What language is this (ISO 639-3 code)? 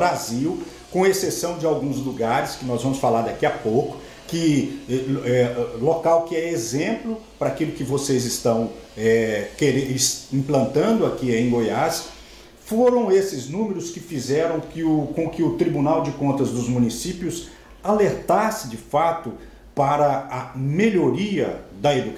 por